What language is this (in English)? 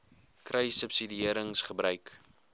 Afrikaans